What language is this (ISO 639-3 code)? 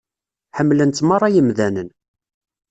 kab